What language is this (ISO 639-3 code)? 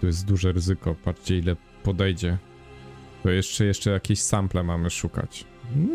pol